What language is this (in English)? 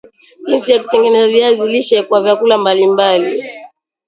Swahili